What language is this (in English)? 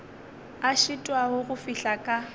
Northern Sotho